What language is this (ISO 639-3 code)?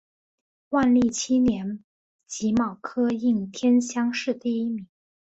zho